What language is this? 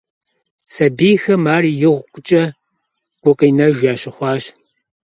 Kabardian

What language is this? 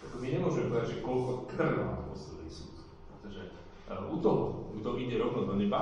Slovak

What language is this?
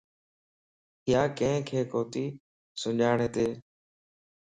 Lasi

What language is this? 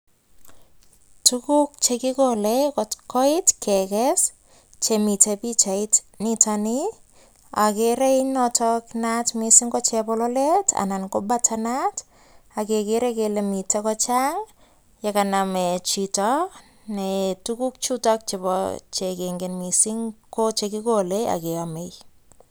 Kalenjin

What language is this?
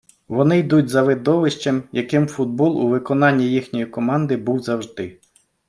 Ukrainian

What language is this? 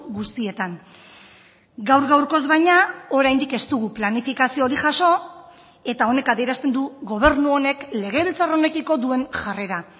Basque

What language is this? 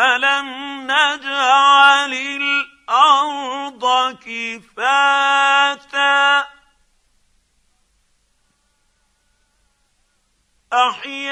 Arabic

